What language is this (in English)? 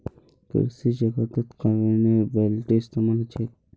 Magahi